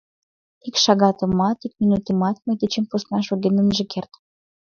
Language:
Mari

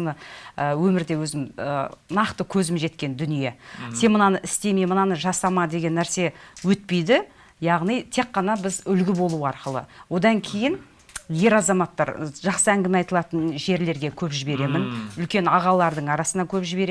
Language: Russian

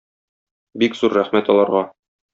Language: Tatar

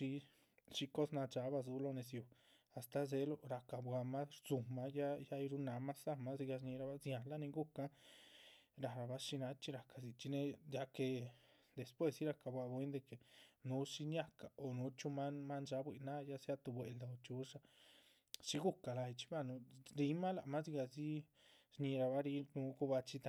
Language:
Chichicapan Zapotec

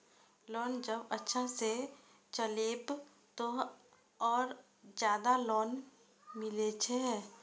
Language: Maithili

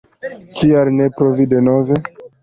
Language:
Esperanto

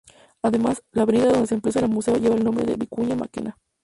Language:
Spanish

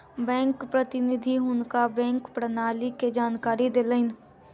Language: Maithili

